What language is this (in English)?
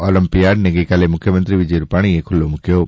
Gujarati